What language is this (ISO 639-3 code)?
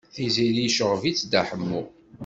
kab